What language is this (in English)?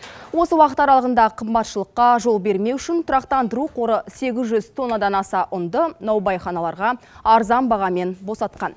Kazakh